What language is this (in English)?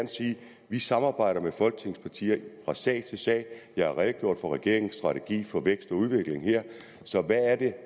Danish